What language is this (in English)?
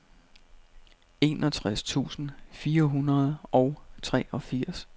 Danish